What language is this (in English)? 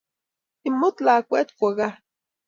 Kalenjin